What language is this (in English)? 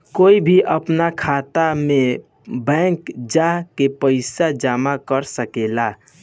Bhojpuri